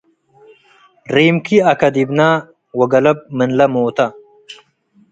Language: Tigre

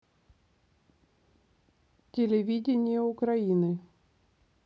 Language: Russian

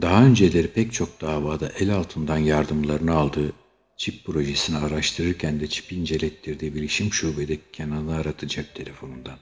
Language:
Turkish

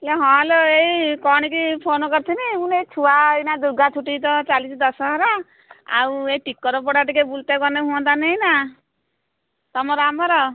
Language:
Odia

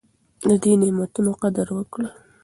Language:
Pashto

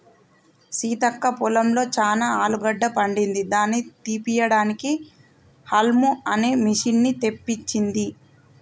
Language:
Telugu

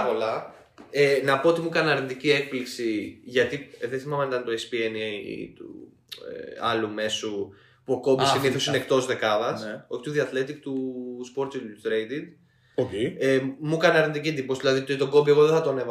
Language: Greek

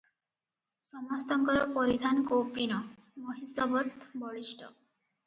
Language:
Odia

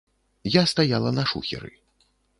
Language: Belarusian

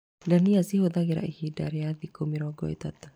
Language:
Kikuyu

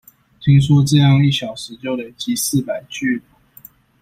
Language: Chinese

